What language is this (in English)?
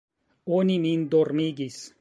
Esperanto